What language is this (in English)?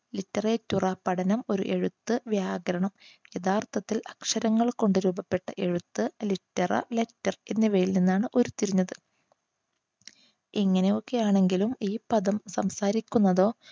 Malayalam